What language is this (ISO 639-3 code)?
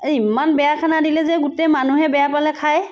asm